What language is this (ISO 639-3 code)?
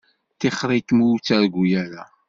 kab